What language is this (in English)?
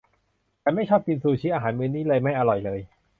Thai